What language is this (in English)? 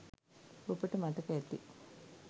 Sinhala